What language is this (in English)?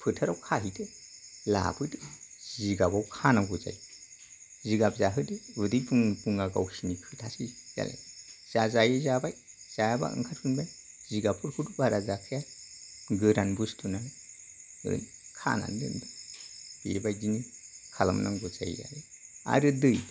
Bodo